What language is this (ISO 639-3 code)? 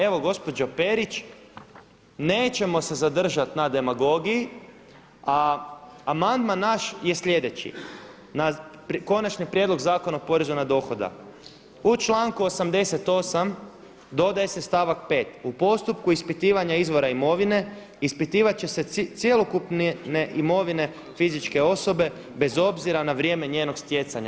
hrv